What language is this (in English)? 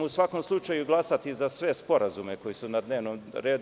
Serbian